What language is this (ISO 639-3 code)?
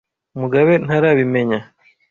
kin